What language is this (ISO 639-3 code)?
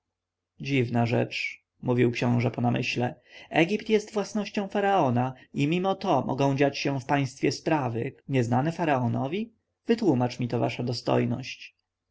pol